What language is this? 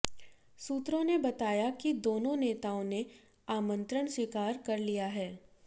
Hindi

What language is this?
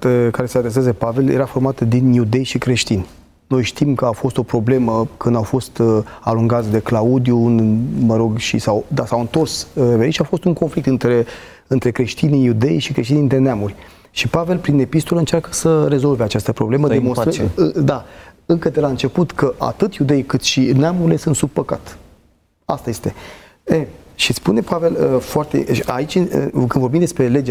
Romanian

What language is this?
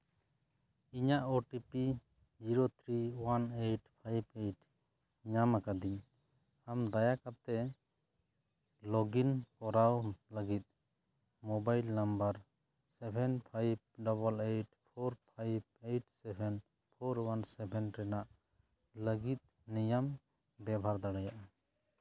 Santali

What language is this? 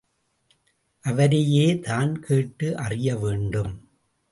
Tamil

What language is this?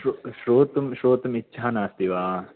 Sanskrit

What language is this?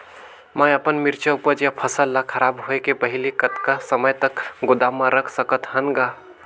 Chhattisgarhi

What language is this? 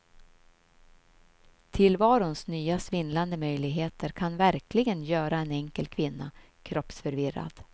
Swedish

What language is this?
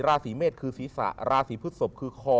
Thai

